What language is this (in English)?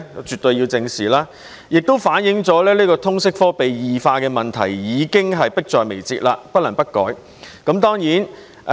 Cantonese